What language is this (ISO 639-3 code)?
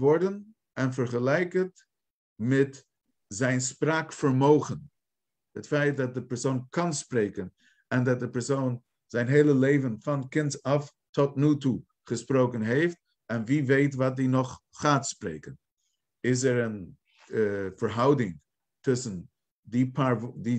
nld